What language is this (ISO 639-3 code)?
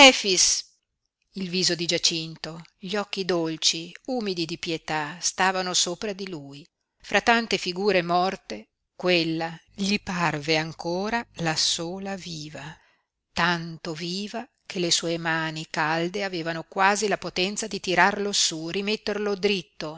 ita